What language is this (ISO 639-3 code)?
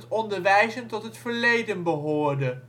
nld